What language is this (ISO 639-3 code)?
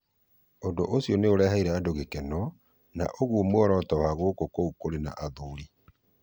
kik